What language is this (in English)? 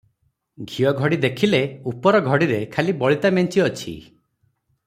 Odia